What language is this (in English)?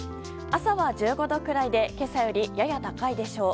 Japanese